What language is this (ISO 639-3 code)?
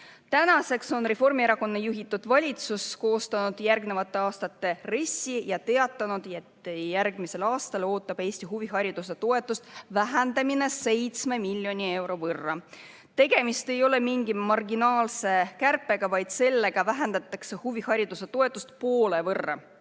est